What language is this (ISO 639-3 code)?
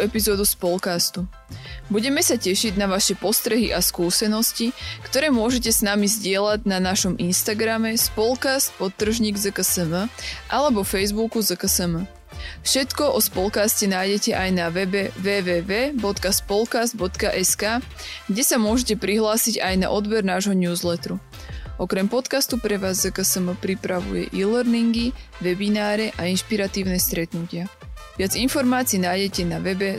slk